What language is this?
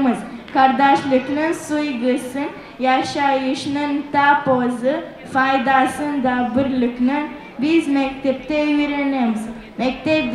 Romanian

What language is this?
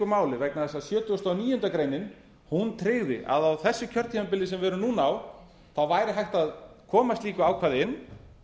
Icelandic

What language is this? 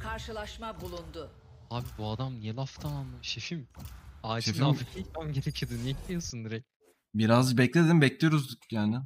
Turkish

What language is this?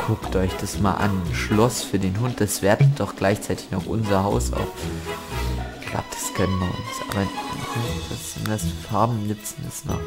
German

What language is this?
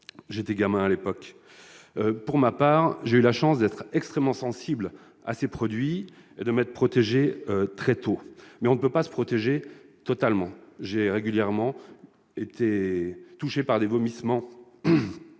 French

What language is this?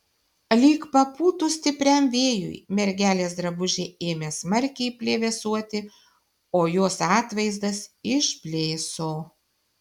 Lithuanian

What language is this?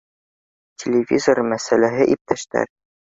Bashkir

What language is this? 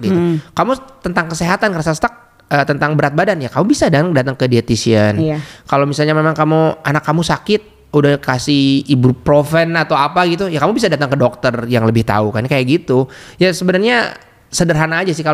Indonesian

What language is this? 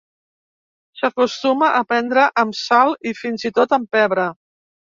Catalan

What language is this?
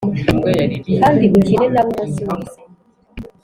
Kinyarwanda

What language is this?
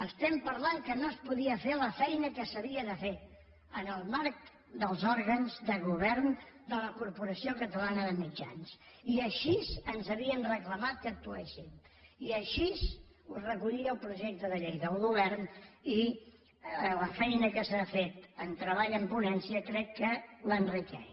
Catalan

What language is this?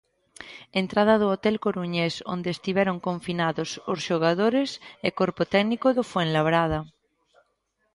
Galician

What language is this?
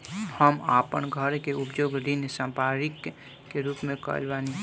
Bhojpuri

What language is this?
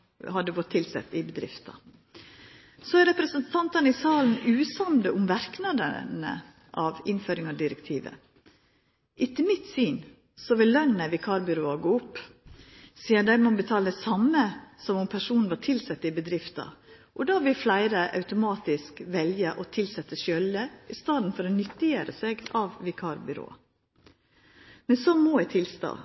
Norwegian Nynorsk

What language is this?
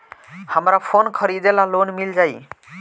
Bhojpuri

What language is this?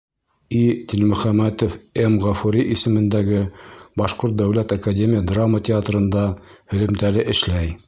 Bashkir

